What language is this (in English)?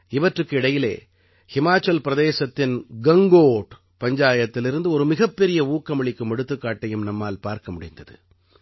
Tamil